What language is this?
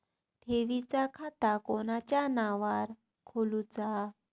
Marathi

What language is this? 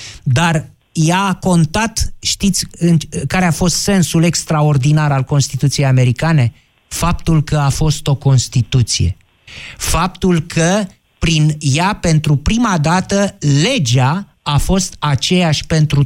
Romanian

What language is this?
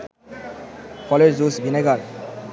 Bangla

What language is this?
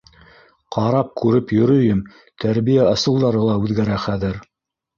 Bashkir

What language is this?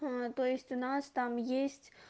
Russian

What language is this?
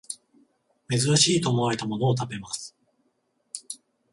Japanese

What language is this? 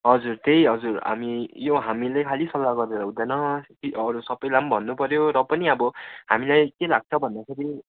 Nepali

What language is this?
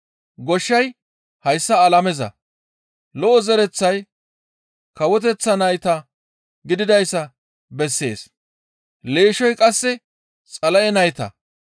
Gamo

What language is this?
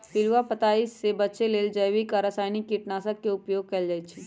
Magahi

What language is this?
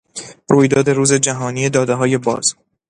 Persian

